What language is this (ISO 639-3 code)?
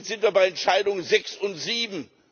deu